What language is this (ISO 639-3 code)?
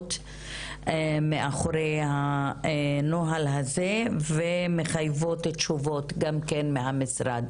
heb